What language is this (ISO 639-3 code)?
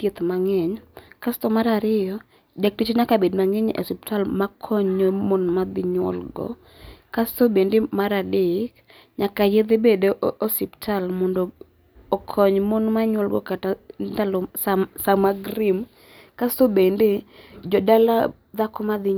luo